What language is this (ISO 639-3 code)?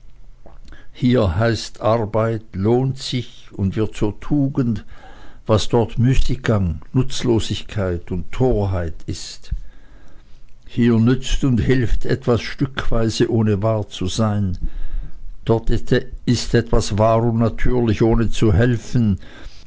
deu